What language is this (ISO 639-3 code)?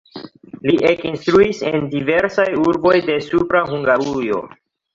epo